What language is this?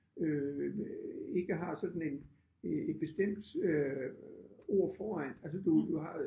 Danish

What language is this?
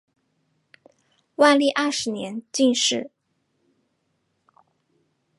Chinese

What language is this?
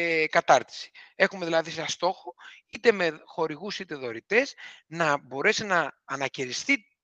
Greek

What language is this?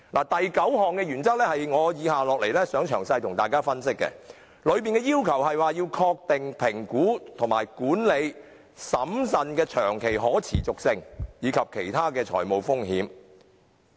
Cantonese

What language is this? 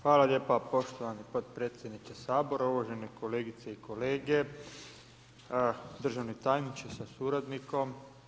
Croatian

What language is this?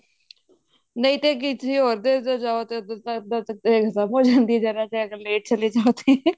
Punjabi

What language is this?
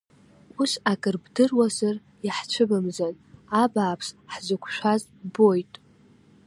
Abkhazian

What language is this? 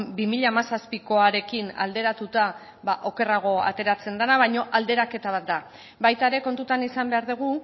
Basque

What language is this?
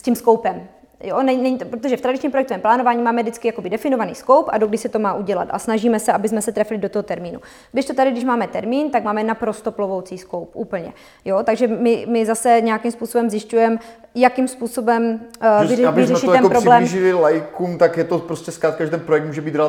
Czech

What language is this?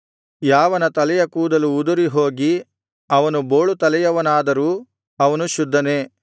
Kannada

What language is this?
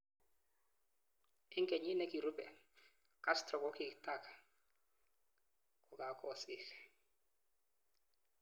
Kalenjin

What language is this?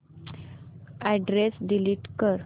Marathi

